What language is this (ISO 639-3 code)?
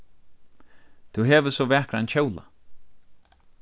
fao